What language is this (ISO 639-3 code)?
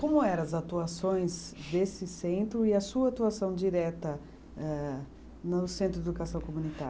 por